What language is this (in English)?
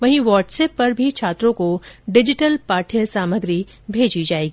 Hindi